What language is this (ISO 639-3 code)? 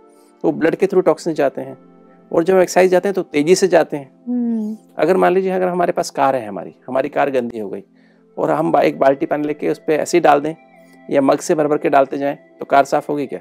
hin